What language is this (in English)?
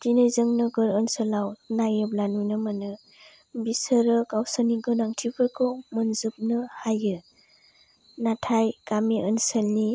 Bodo